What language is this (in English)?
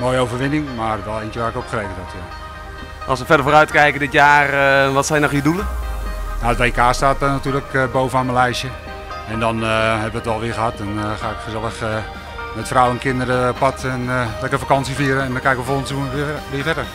Dutch